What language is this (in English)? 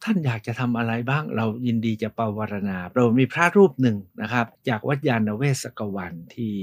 Thai